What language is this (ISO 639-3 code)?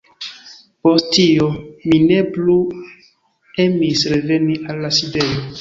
epo